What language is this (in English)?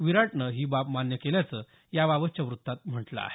Marathi